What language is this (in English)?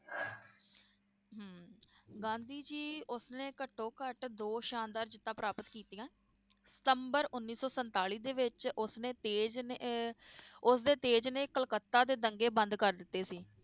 Punjabi